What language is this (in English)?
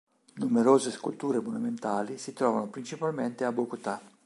Italian